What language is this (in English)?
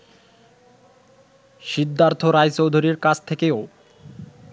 Bangla